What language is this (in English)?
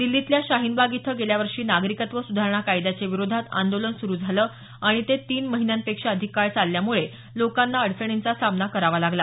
Marathi